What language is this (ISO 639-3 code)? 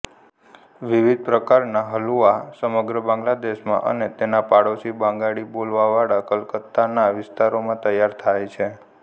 guj